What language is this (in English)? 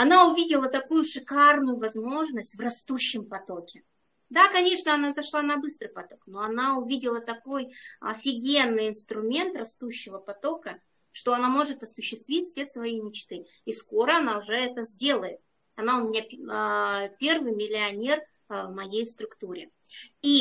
Russian